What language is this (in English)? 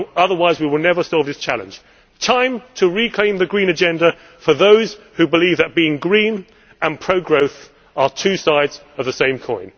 English